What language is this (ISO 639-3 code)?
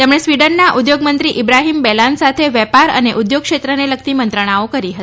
guj